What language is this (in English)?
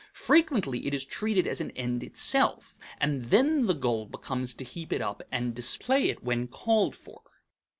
English